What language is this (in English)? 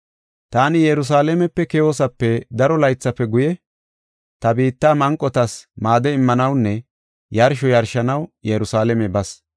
Gofa